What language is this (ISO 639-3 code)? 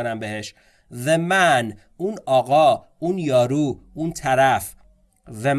fas